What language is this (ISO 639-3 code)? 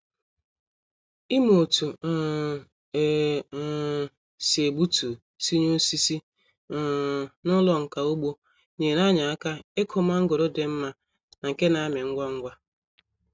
ibo